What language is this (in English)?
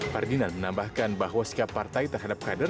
Indonesian